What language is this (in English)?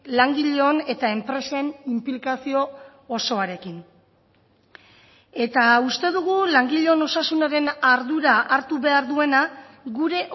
Basque